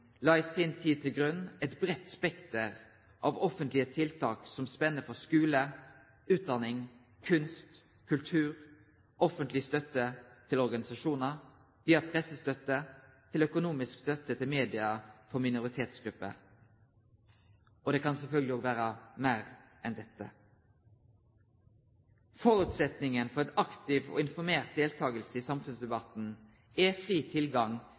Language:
Norwegian Nynorsk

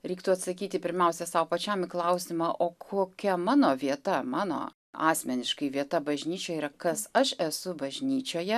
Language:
Lithuanian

